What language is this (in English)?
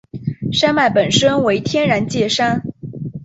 Chinese